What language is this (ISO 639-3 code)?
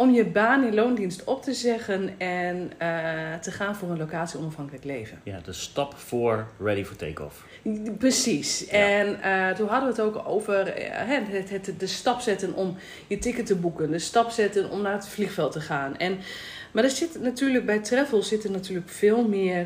nld